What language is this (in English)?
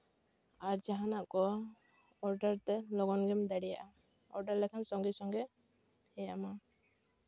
Santali